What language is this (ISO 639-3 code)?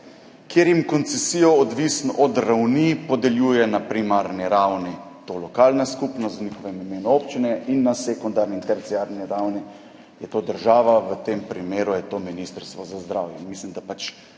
slv